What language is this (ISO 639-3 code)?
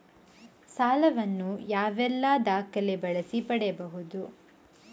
kan